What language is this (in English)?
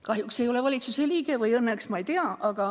Estonian